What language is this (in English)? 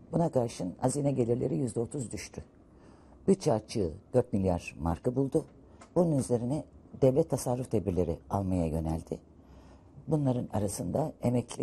Turkish